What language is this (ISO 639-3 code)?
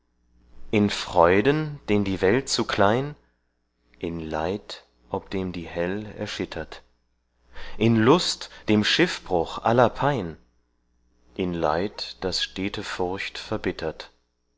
deu